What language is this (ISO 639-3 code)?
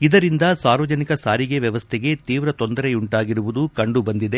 kan